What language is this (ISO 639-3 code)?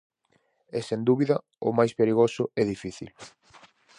glg